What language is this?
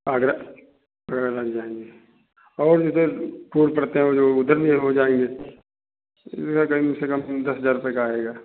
Hindi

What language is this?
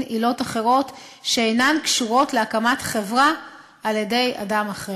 Hebrew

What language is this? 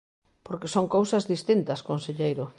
Galician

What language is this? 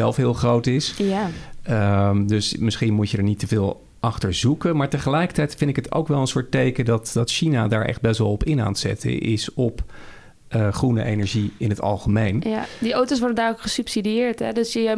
Dutch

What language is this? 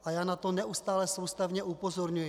Czech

